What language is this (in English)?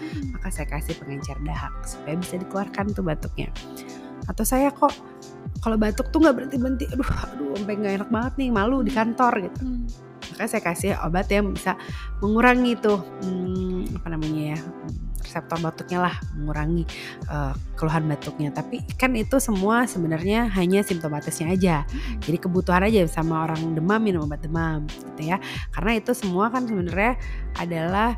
Indonesian